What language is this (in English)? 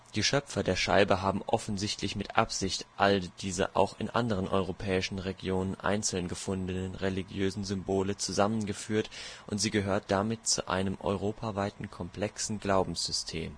German